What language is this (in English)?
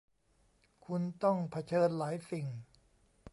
Thai